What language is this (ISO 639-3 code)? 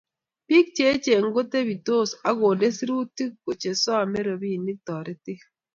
kln